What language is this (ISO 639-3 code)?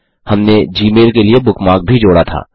hin